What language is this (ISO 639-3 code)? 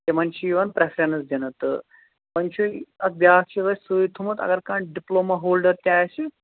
kas